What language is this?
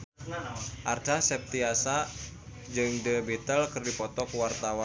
Sundanese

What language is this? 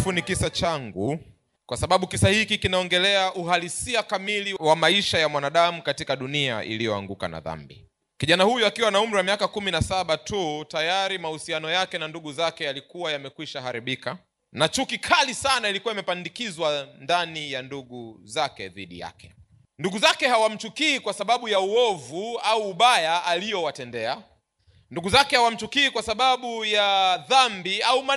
Swahili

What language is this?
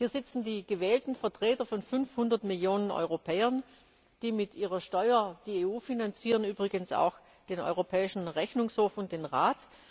German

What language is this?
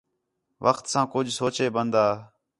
Khetrani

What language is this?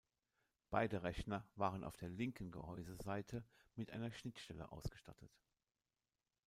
German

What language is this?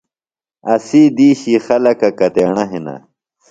Phalura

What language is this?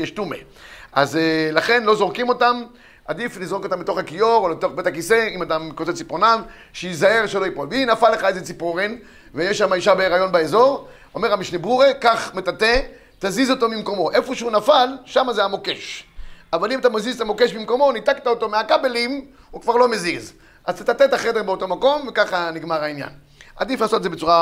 Hebrew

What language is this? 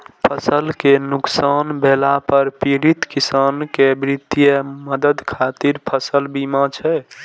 Maithili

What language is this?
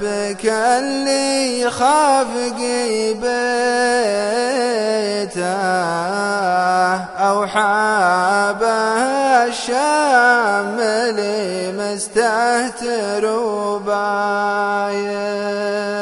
Arabic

